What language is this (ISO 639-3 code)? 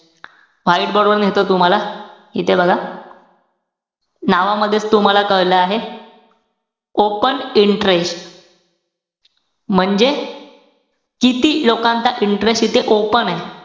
mar